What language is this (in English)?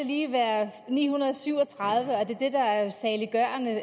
Danish